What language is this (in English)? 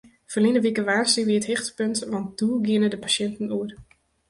Western Frisian